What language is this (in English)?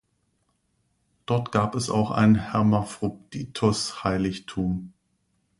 German